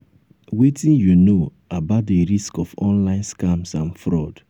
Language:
Nigerian Pidgin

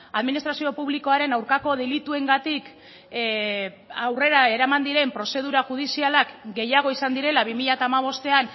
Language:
Basque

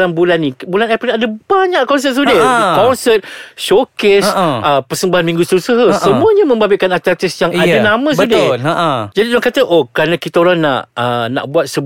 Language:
Malay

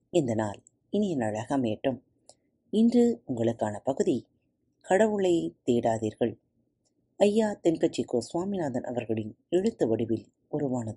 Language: Tamil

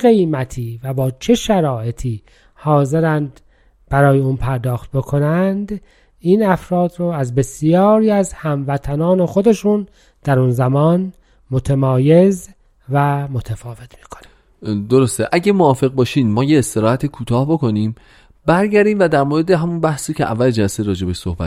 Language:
Persian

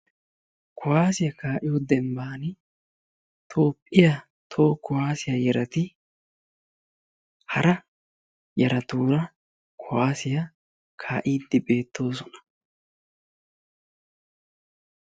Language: Wolaytta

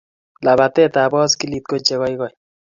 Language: Kalenjin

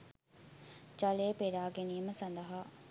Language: Sinhala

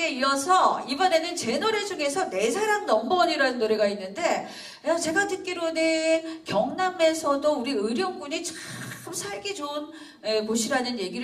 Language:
Korean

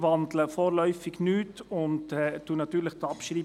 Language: Swiss German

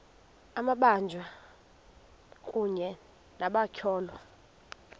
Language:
Xhosa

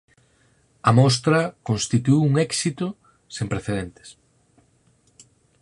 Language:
Galician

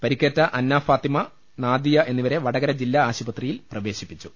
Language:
Malayalam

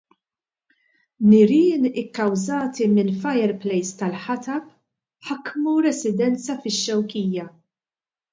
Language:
Maltese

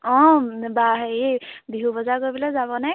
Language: Assamese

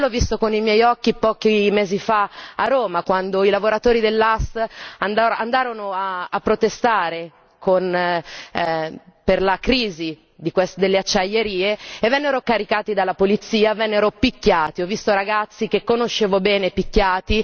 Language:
Italian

